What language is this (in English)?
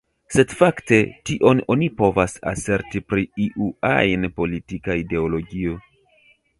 Esperanto